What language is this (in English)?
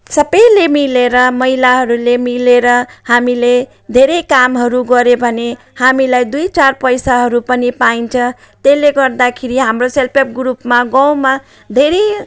Nepali